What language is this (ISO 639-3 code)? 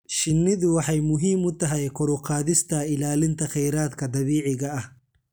som